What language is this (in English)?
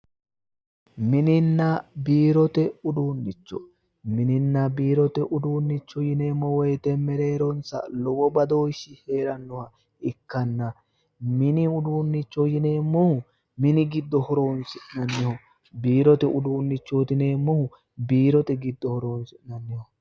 Sidamo